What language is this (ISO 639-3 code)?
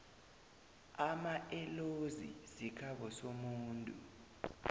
nbl